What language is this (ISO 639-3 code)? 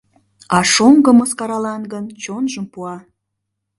chm